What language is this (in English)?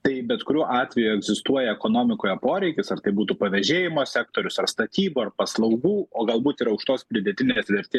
Lithuanian